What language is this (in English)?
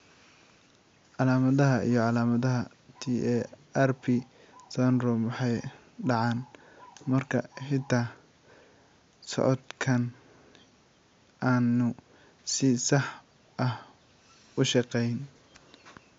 Somali